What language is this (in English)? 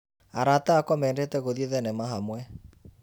Kikuyu